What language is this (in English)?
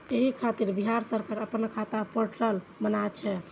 Maithili